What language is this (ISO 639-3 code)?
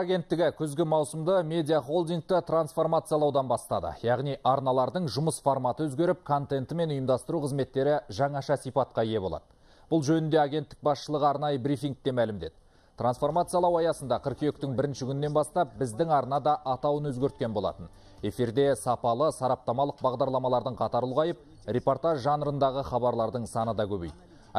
rus